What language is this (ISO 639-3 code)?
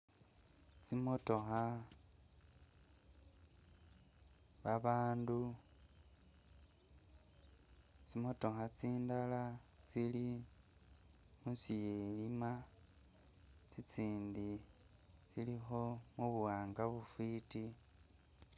myx